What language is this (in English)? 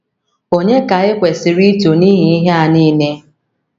Igbo